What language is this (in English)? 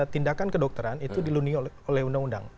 Indonesian